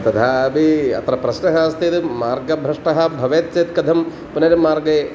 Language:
Sanskrit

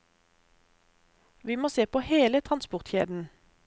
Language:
Norwegian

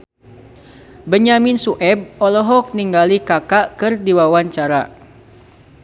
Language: Sundanese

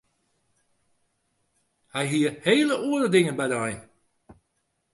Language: Western Frisian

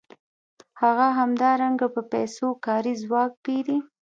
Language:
Pashto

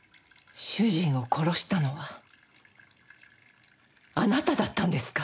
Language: Japanese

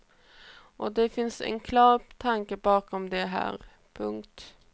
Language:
Swedish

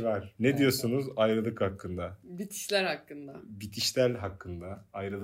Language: Turkish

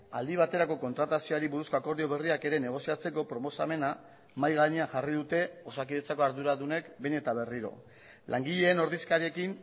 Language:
Basque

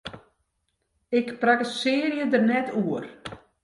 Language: Western Frisian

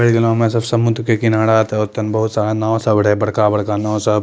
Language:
Maithili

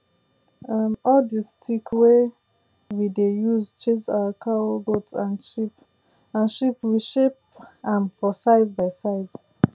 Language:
Nigerian Pidgin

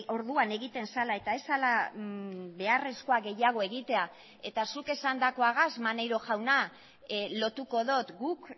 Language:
Basque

